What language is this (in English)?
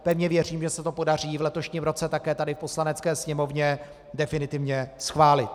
Czech